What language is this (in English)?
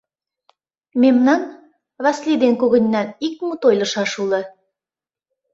Mari